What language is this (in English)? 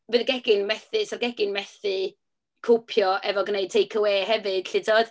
Welsh